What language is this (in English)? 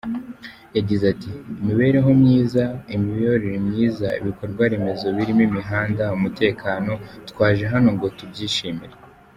Kinyarwanda